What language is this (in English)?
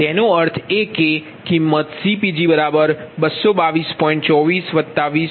Gujarati